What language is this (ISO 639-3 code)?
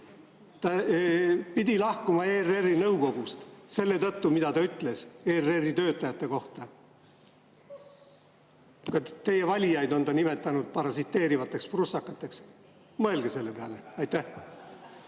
est